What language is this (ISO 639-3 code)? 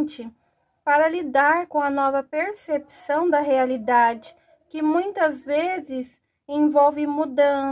por